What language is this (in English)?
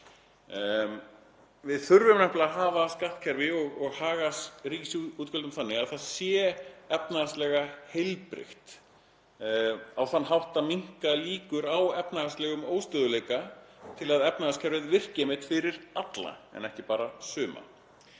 Icelandic